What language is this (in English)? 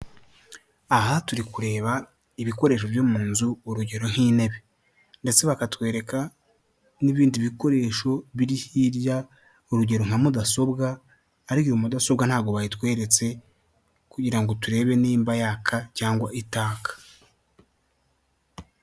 Kinyarwanda